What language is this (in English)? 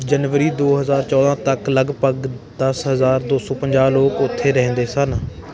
Punjabi